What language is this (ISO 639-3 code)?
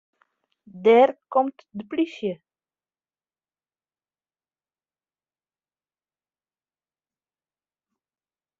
fry